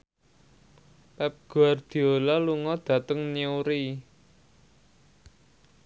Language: Javanese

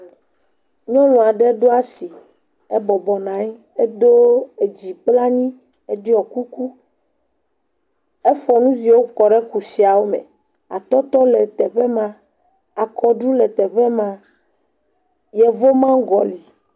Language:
Ewe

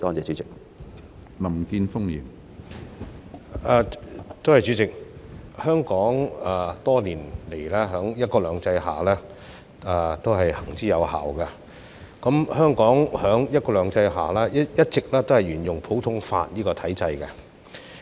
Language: Cantonese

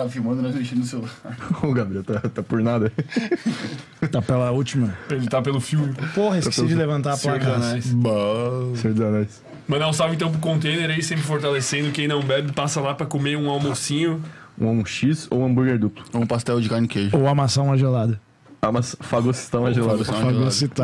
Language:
Portuguese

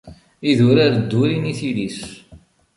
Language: Kabyle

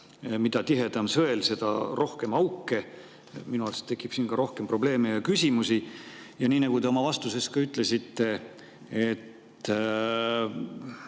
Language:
Estonian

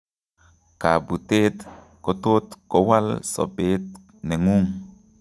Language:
Kalenjin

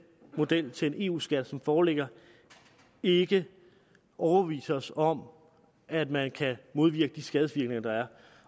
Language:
Danish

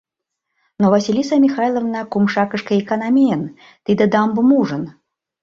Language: Mari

